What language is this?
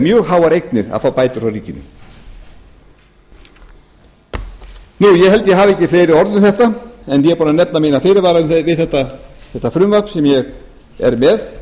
Icelandic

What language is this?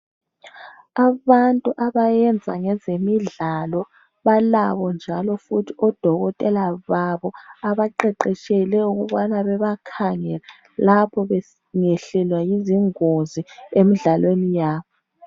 North Ndebele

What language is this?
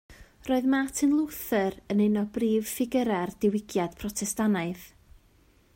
Welsh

